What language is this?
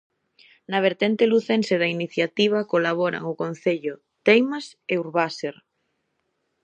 Galician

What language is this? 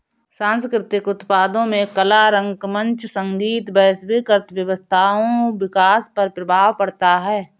Hindi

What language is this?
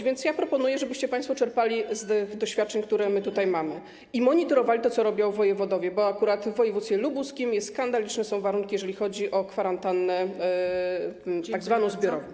Polish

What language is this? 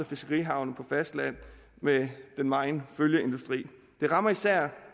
Danish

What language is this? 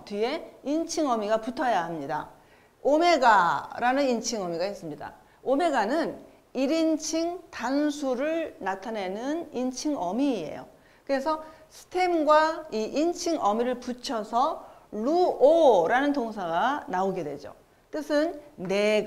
Korean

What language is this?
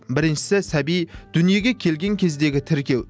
Kazakh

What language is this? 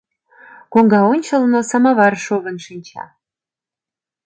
Mari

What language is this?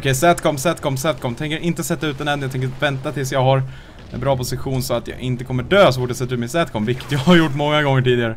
Swedish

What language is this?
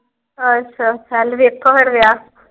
Punjabi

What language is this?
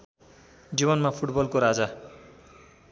Nepali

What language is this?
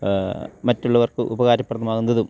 Malayalam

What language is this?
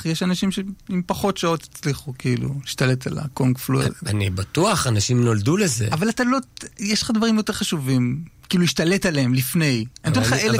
Hebrew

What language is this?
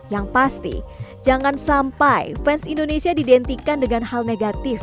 Indonesian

